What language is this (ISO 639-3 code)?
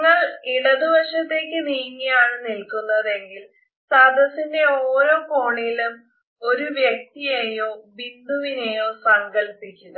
mal